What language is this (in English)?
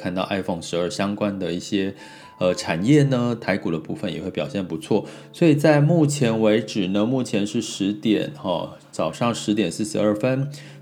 Chinese